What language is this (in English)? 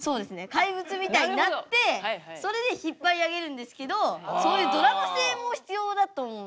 Japanese